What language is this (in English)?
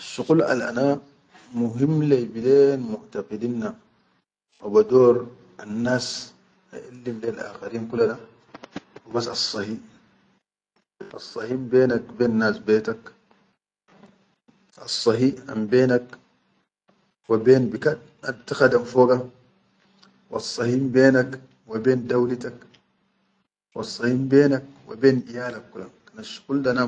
Chadian Arabic